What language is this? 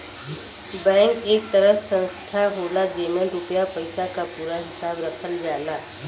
Bhojpuri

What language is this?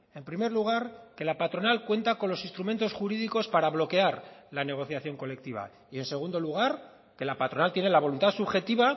Spanish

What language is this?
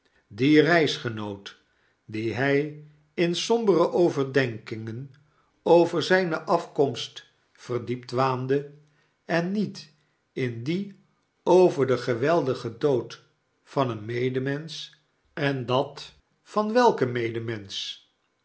Dutch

